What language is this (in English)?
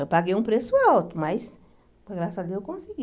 Portuguese